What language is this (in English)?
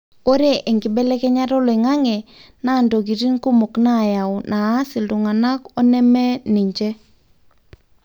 Masai